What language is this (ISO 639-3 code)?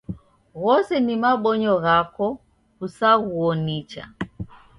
dav